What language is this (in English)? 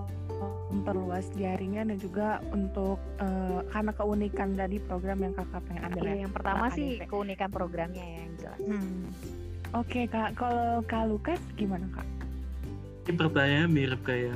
Indonesian